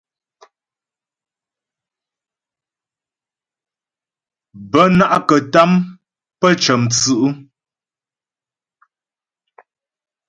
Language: Ghomala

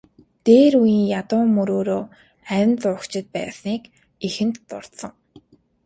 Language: Mongolian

